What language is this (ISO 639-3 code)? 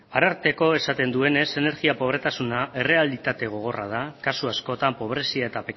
eus